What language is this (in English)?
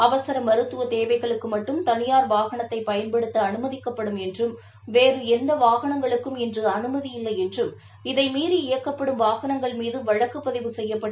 Tamil